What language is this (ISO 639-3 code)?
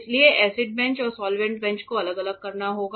hin